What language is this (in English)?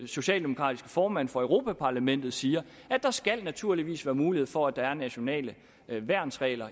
Danish